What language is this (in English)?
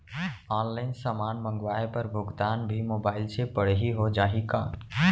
Chhattisgarhi